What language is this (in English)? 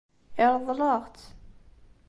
Kabyle